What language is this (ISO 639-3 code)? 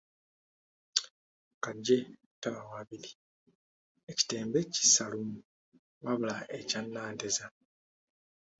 lug